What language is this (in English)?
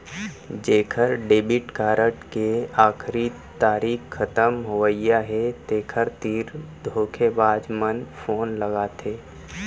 Chhattisgarhi